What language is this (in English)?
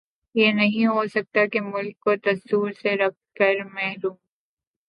Urdu